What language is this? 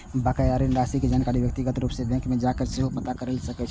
Maithili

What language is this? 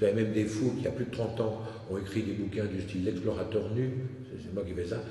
French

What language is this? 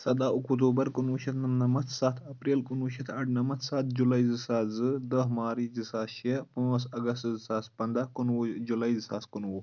Kashmiri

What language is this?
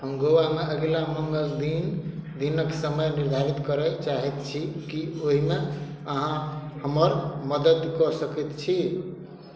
Maithili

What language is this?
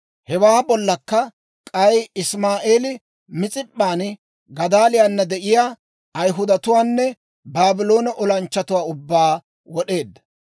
Dawro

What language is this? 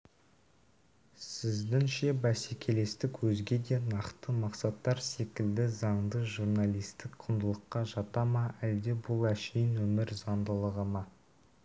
Kazakh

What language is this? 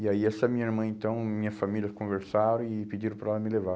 Portuguese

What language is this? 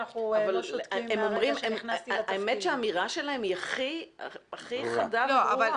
Hebrew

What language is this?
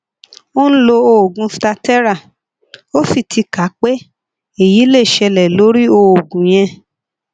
Yoruba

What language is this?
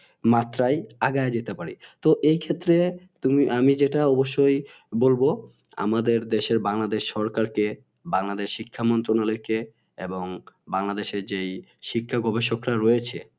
Bangla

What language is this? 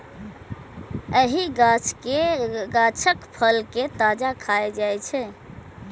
Maithili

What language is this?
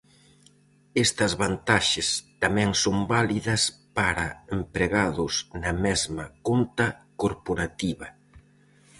Galician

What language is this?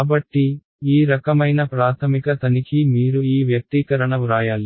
Telugu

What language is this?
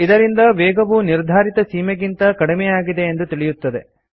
Kannada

